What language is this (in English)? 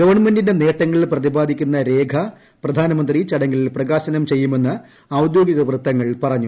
Malayalam